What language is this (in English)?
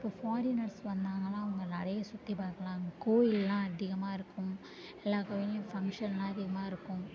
Tamil